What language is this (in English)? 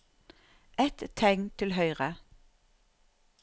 Norwegian